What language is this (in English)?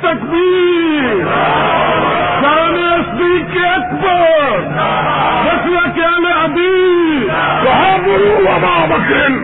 Urdu